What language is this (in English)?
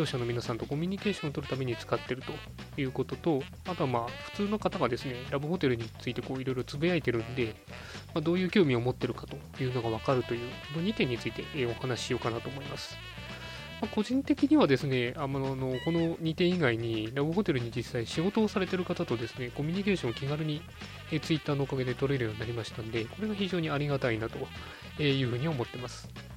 Japanese